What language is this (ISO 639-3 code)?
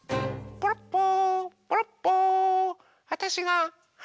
jpn